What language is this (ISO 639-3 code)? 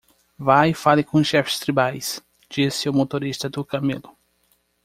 por